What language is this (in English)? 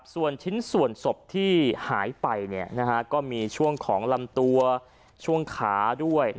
Thai